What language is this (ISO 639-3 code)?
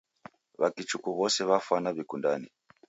dav